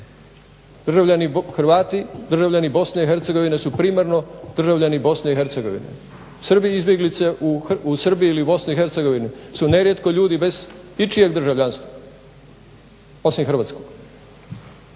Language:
Croatian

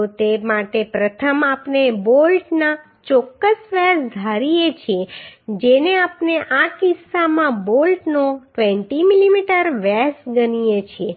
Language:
Gujarati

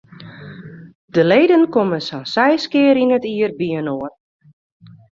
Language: Western Frisian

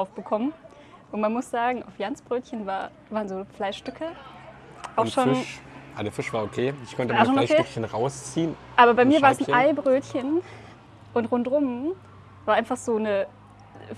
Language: German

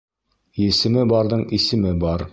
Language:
Bashkir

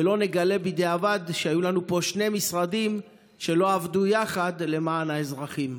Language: Hebrew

